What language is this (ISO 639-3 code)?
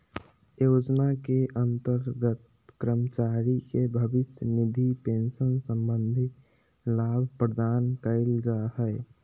mag